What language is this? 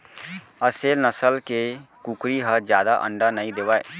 Chhattisgarhi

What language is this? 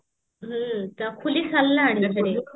Odia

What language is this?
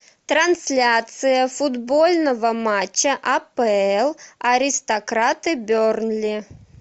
Russian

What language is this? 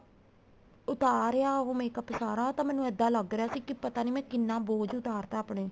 Punjabi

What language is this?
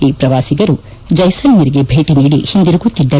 Kannada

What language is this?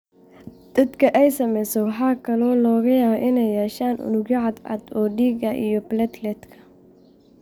Somali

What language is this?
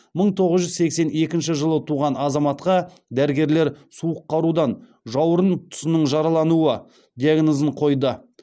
Kazakh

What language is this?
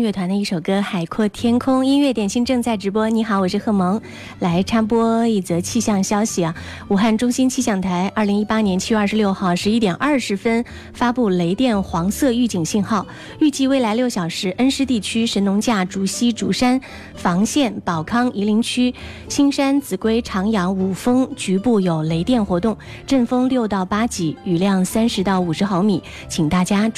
Chinese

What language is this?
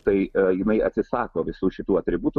Lithuanian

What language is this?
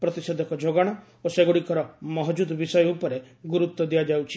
Odia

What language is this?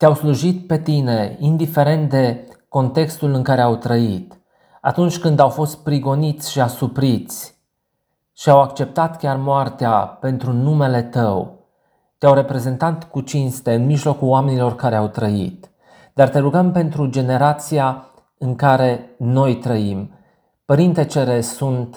Romanian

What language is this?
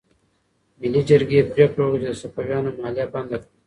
Pashto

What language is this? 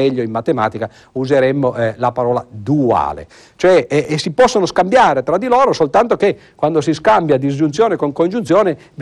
Italian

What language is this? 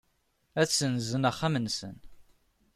Kabyle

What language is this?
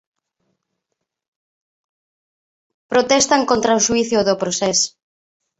Galician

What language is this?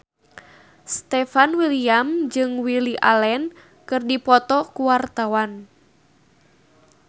Sundanese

